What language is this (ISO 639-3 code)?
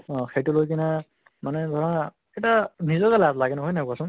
asm